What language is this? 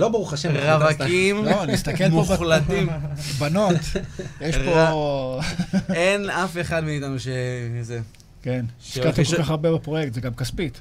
Hebrew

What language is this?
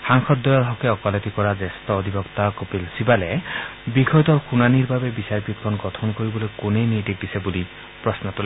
Assamese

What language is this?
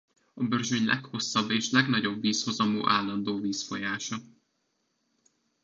Hungarian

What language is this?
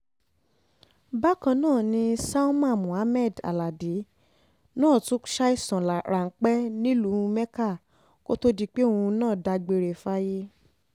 Yoruba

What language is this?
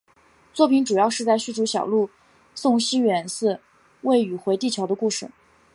Chinese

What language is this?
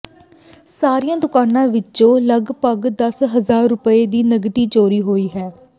Punjabi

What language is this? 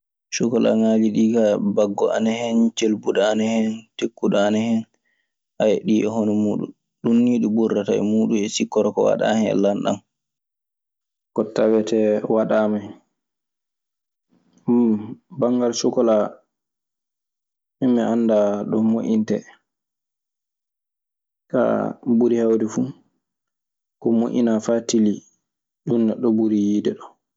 Maasina Fulfulde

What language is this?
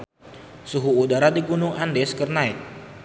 Sundanese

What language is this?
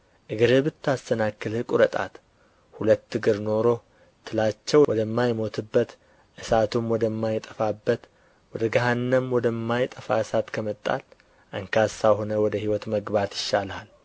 Amharic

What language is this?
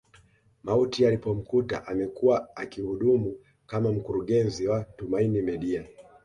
Swahili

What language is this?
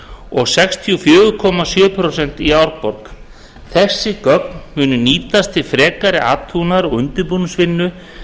Icelandic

